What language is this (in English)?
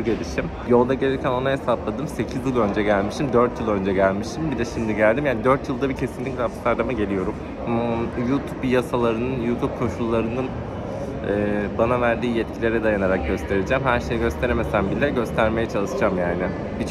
Turkish